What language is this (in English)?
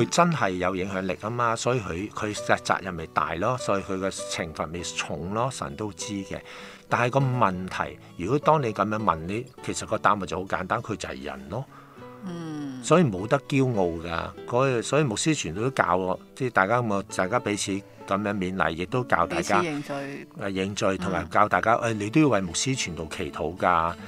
Chinese